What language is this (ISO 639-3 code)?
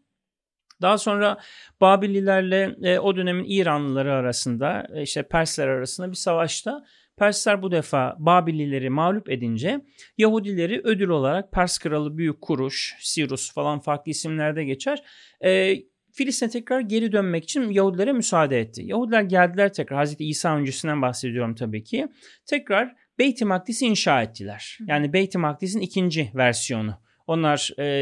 tur